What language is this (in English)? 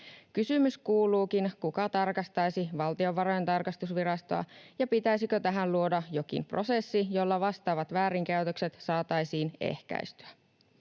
Finnish